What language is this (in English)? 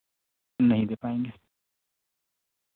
Urdu